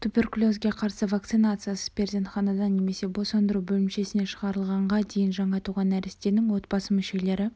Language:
Kazakh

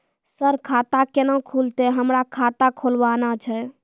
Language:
Maithili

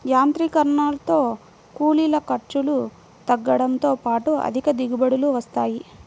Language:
Telugu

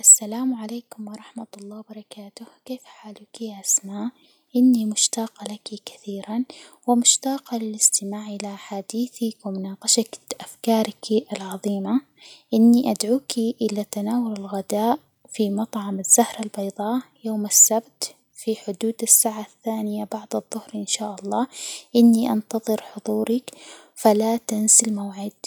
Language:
Hijazi Arabic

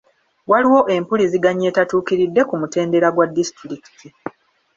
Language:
Ganda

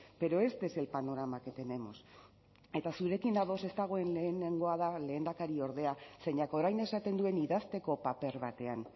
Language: Basque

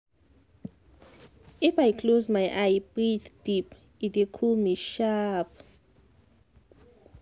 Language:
Nigerian Pidgin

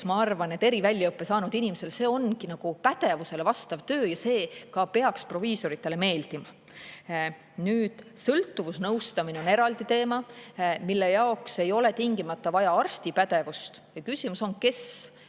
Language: Estonian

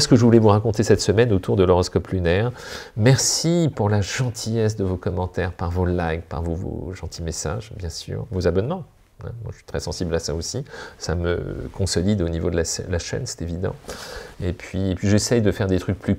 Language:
French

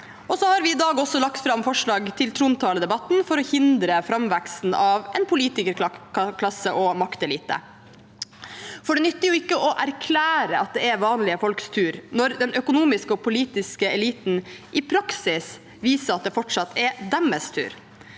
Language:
Norwegian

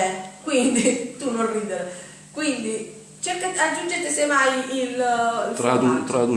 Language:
Italian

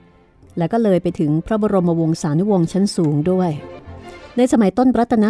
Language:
Thai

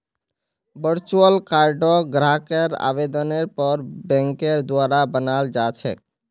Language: Magahi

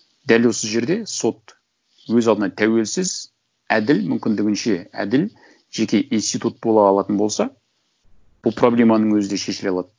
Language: Kazakh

